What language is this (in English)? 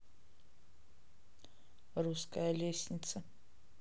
Russian